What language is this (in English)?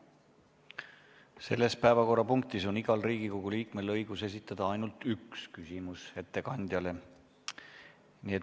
Estonian